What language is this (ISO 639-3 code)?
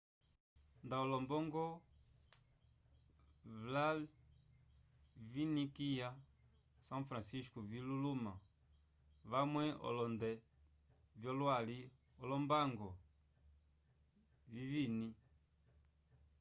umb